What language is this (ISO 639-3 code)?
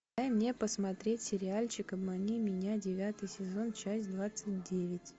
rus